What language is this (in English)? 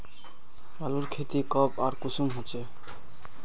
Magahi